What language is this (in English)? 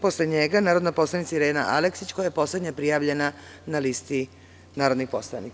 Serbian